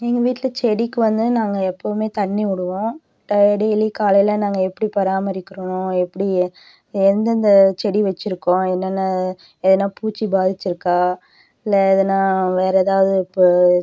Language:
Tamil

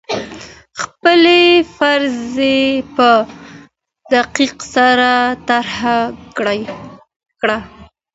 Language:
Pashto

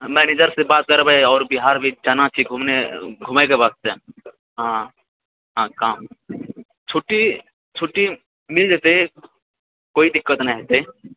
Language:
Maithili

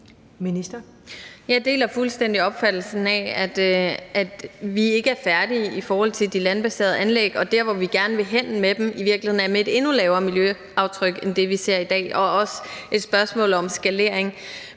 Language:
Danish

